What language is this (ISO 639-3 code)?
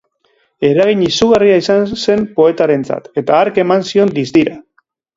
eus